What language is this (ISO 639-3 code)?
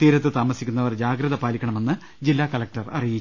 mal